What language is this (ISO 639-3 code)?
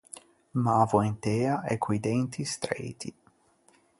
lij